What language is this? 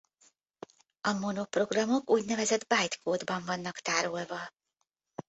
Hungarian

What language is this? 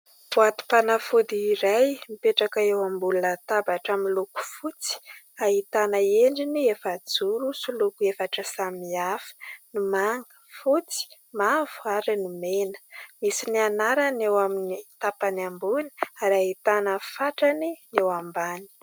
Malagasy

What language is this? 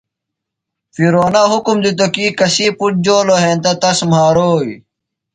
Phalura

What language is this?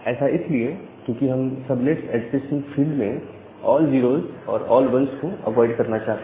Hindi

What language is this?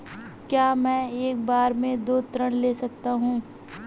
Hindi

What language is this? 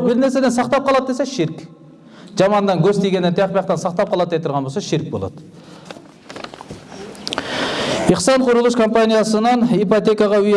Turkish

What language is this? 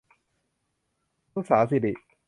Thai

